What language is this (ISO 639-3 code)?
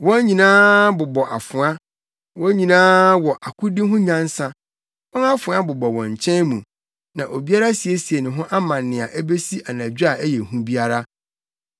aka